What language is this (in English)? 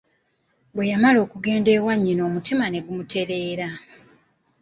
Ganda